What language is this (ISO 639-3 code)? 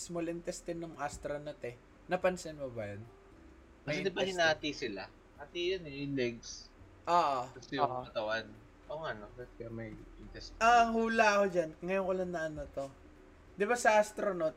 fil